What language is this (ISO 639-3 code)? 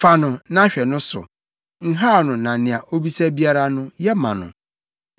aka